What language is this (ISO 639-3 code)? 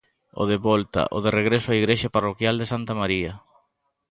glg